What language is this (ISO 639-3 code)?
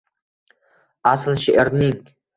uzb